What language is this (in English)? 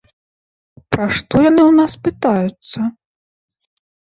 Belarusian